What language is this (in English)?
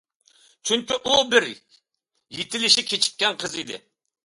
Uyghur